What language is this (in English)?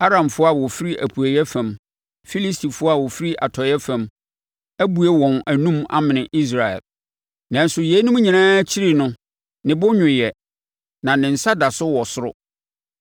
Akan